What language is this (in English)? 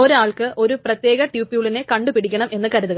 Malayalam